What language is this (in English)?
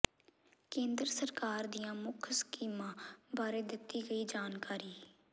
Punjabi